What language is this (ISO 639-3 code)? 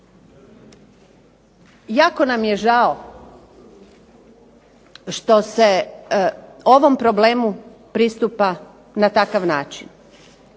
hrv